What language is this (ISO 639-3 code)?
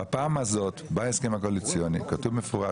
heb